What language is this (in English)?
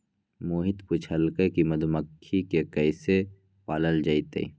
Magahi